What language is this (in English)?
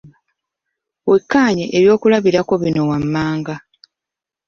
Ganda